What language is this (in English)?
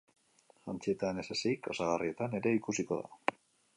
Basque